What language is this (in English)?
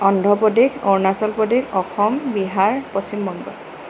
Assamese